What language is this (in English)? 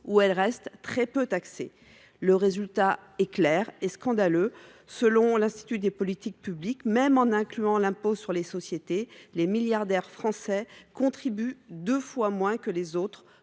French